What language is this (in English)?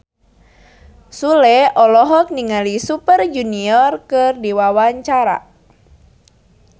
Sundanese